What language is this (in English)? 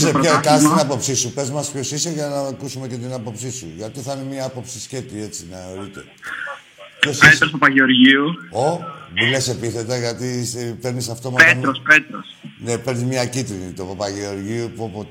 Greek